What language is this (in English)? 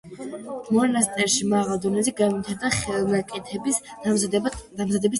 Georgian